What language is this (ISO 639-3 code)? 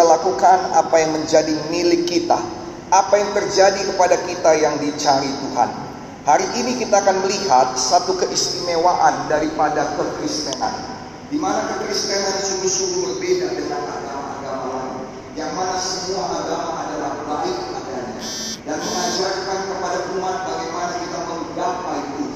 ind